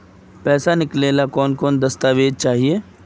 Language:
Magahi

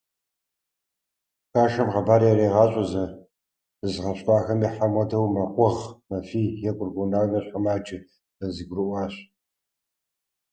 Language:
Kabardian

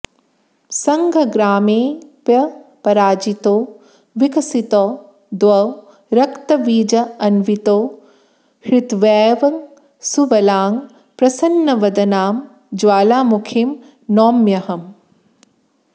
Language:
Sanskrit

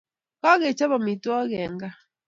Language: Kalenjin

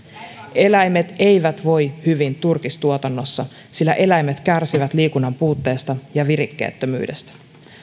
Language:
Finnish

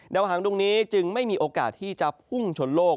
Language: Thai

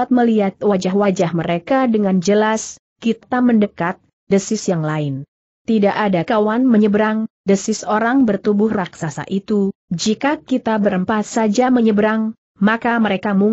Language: Indonesian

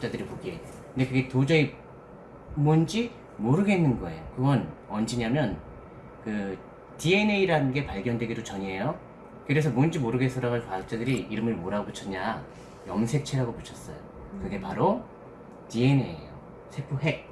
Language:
Korean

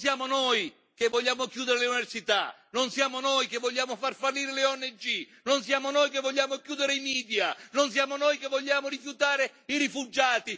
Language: Italian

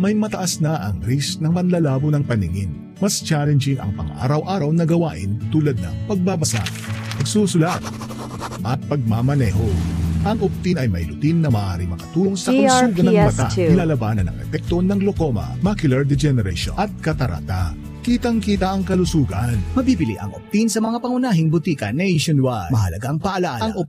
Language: Filipino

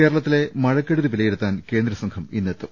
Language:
Malayalam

